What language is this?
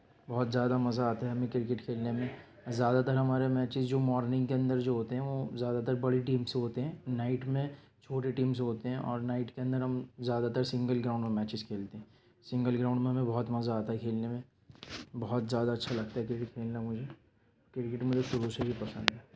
Urdu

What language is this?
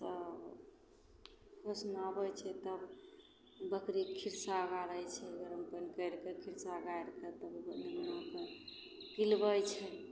Maithili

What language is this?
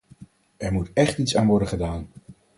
Dutch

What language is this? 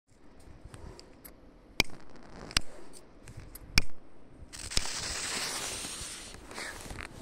Russian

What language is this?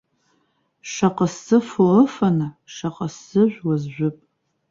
Abkhazian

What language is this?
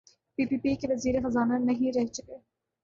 Urdu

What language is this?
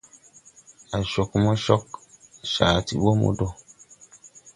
Tupuri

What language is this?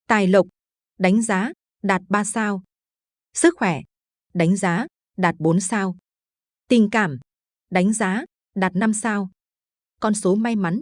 Vietnamese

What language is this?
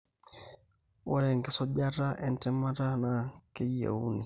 Masai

